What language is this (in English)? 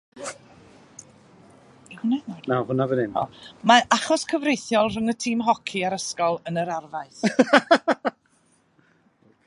Welsh